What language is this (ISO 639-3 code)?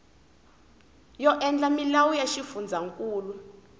tso